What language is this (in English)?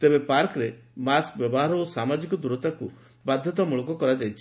Odia